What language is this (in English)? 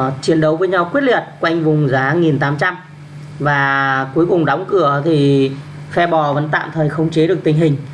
Vietnamese